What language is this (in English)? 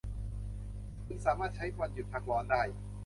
Thai